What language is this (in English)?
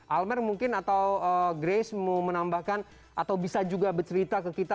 Indonesian